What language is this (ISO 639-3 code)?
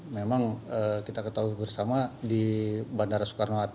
ind